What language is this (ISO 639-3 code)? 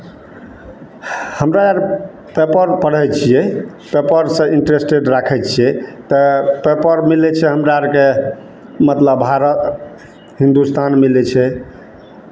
mai